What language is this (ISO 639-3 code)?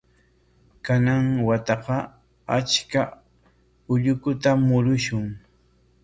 qwa